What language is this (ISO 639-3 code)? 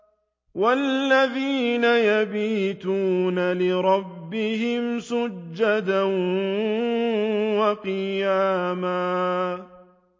ara